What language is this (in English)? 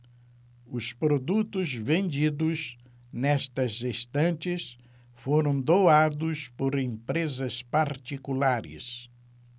Portuguese